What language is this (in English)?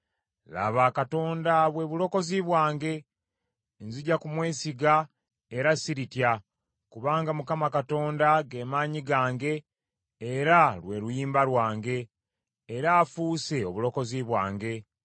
Ganda